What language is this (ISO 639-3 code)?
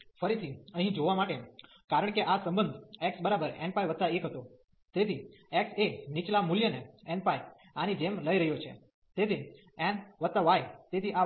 guj